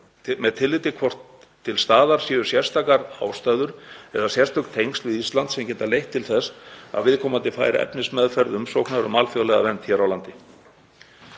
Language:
Icelandic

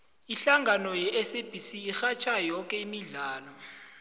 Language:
South Ndebele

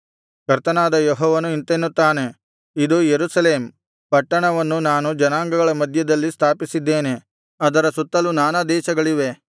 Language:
Kannada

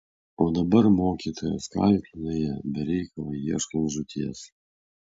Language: Lithuanian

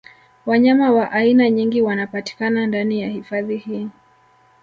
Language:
Swahili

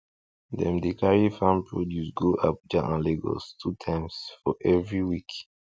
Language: Nigerian Pidgin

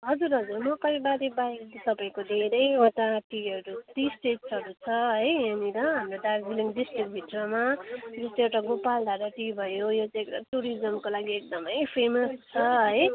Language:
Nepali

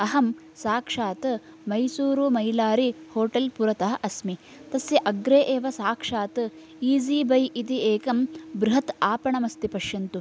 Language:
Sanskrit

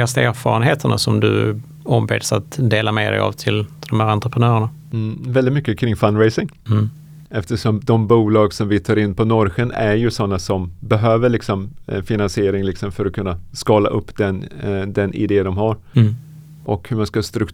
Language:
Swedish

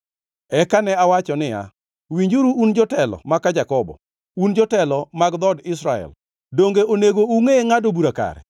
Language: Luo (Kenya and Tanzania)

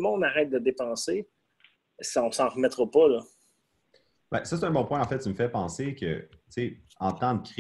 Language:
French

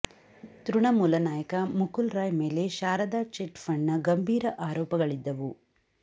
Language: Kannada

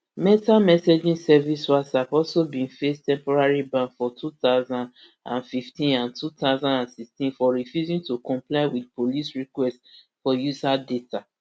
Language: Nigerian Pidgin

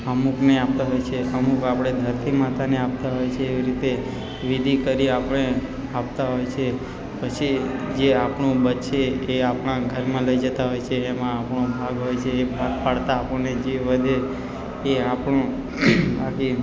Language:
Gujarati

